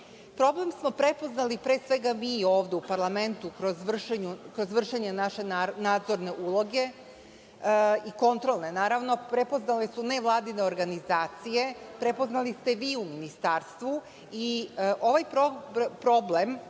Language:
Serbian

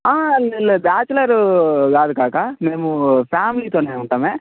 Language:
Telugu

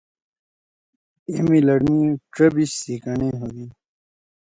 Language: Torwali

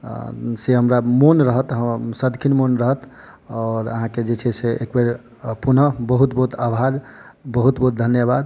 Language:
Maithili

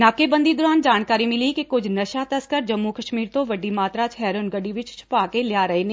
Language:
Punjabi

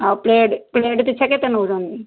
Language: Odia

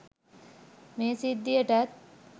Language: Sinhala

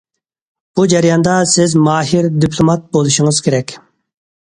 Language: Uyghur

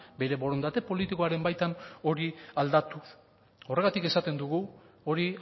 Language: Basque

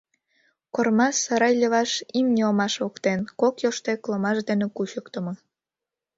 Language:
Mari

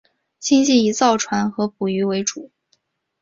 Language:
Chinese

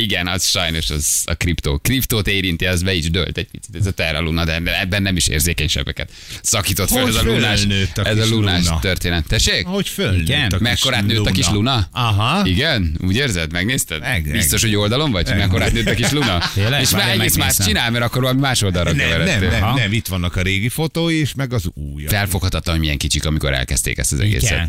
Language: Hungarian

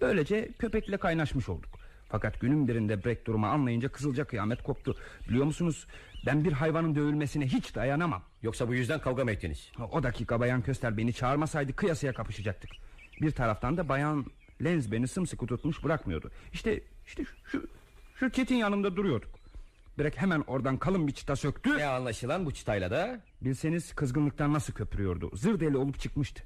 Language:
Turkish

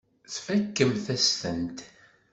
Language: Kabyle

